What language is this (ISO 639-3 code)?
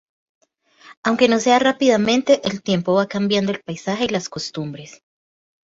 spa